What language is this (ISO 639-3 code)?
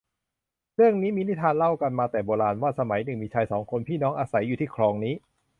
tha